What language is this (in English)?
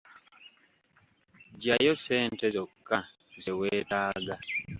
Ganda